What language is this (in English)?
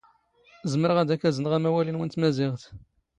Standard Moroccan Tamazight